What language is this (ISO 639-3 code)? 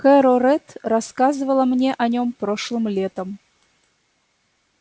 rus